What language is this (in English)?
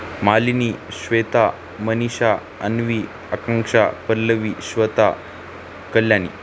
Marathi